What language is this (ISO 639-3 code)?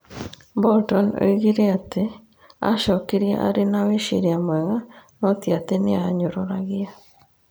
kik